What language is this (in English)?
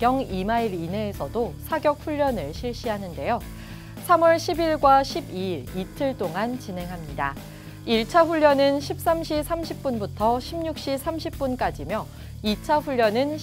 Korean